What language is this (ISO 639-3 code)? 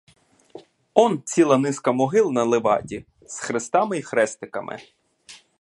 ukr